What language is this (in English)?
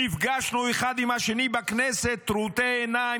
Hebrew